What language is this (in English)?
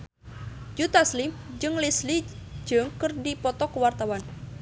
Sundanese